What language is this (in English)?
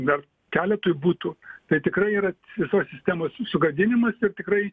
Lithuanian